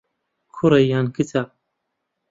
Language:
Central Kurdish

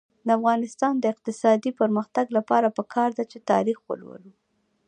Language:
Pashto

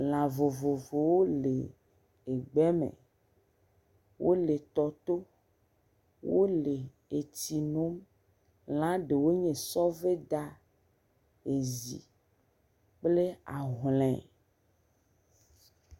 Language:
Ewe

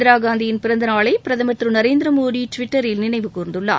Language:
Tamil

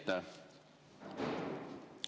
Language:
Estonian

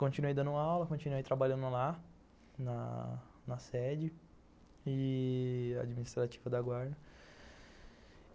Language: Portuguese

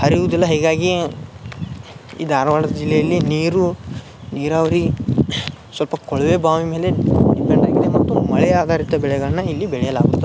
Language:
Kannada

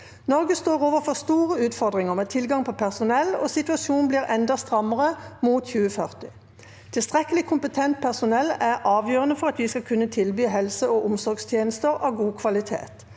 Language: Norwegian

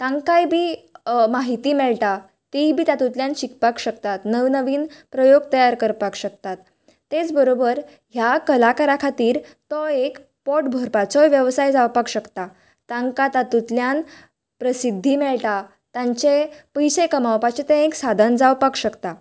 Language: Konkani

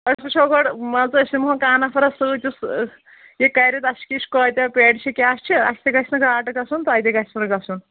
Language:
Kashmiri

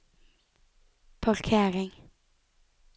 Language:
Norwegian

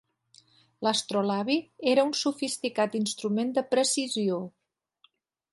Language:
Catalan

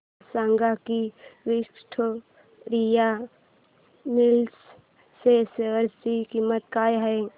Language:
Marathi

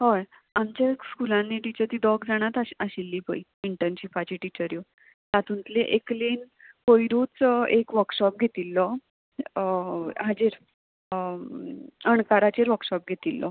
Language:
Konkani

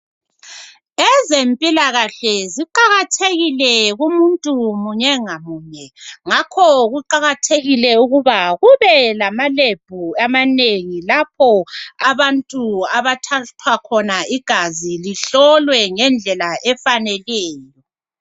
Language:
North Ndebele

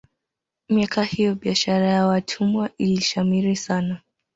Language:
Swahili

